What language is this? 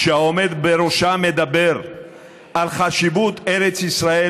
Hebrew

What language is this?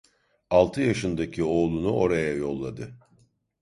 Turkish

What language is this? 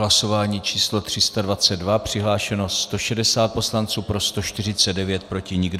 Czech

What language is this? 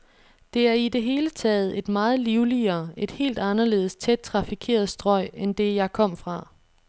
Danish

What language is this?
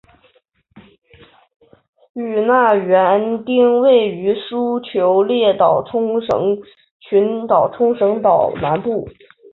Chinese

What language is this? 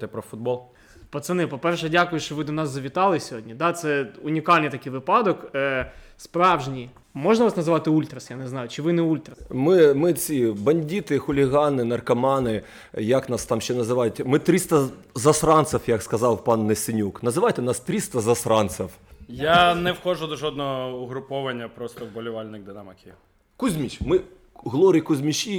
Russian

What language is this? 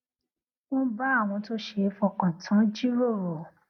Yoruba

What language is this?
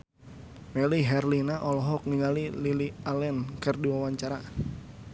Sundanese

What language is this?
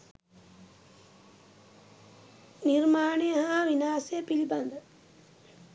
Sinhala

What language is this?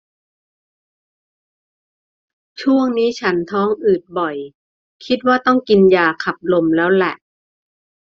Thai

